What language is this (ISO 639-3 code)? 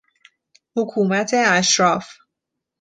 fas